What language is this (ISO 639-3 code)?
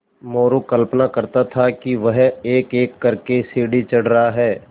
hin